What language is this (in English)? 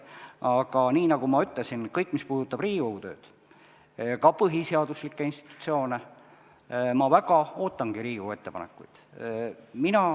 Estonian